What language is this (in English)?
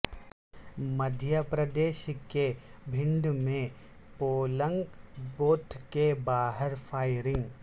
Urdu